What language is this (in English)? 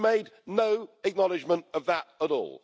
English